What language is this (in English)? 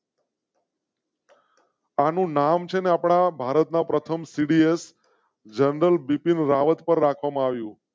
Gujarati